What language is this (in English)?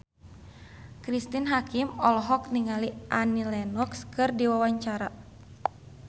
Sundanese